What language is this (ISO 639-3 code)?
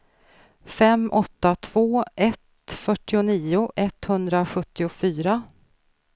swe